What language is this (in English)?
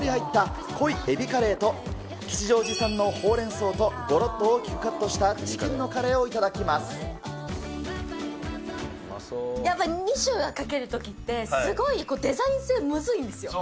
Japanese